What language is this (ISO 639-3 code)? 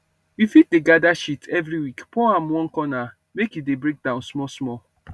pcm